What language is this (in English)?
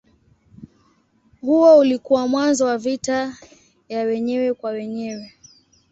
Swahili